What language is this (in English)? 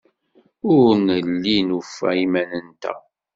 Kabyle